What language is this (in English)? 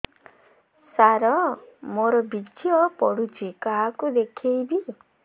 Odia